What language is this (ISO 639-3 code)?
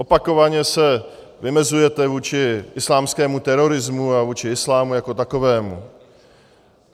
ces